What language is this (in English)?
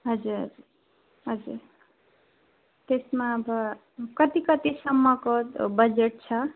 Nepali